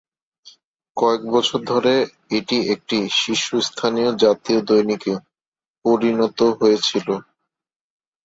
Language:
Bangla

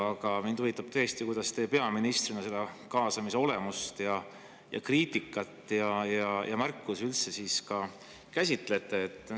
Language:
Estonian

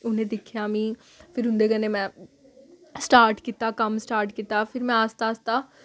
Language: Dogri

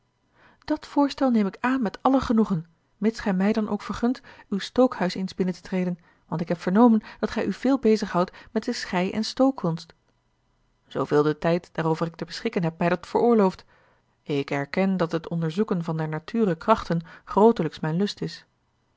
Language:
Dutch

